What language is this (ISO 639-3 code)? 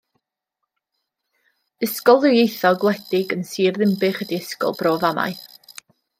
cym